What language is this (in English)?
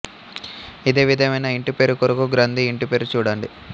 Telugu